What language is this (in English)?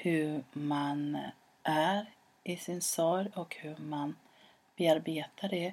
Swedish